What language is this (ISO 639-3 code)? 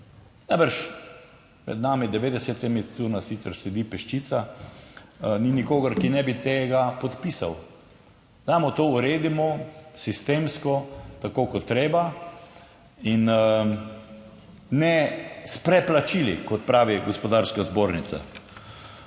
slv